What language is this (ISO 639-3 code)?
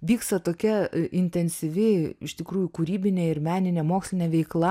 lit